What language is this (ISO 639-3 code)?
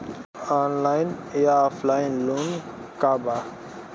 bho